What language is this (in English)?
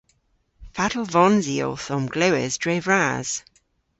Cornish